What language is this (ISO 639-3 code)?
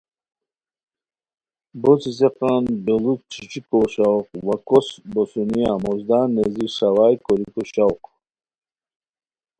khw